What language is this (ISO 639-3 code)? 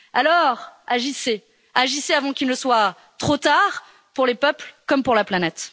fra